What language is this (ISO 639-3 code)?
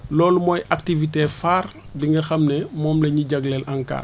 wol